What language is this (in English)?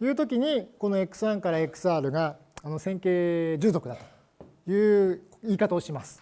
Japanese